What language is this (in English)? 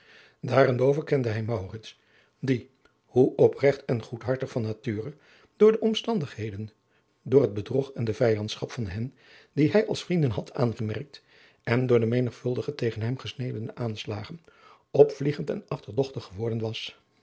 Dutch